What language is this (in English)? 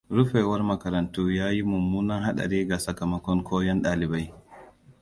Hausa